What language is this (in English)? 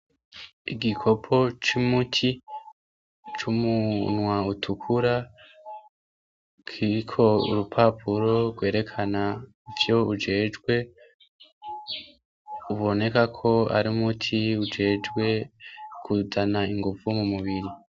Rundi